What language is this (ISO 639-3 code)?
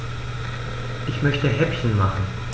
deu